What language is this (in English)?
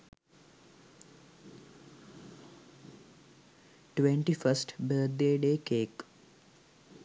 Sinhala